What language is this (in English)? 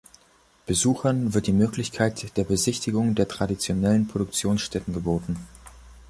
German